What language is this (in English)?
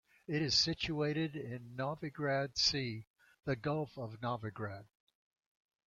English